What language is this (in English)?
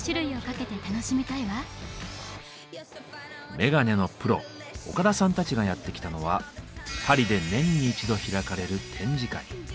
Japanese